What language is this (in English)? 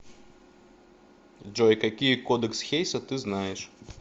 Russian